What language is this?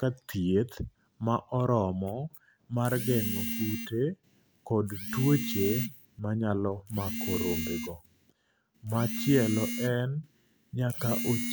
Luo (Kenya and Tanzania)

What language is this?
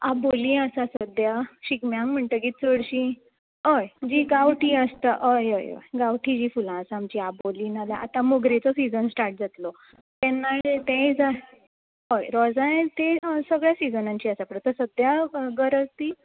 Konkani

